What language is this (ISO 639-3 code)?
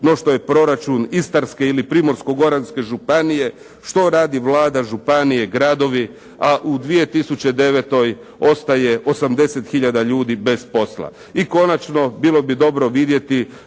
hrv